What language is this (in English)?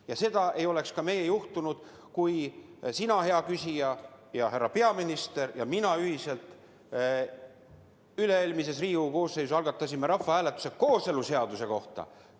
Estonian